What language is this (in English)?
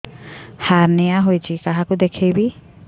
Odia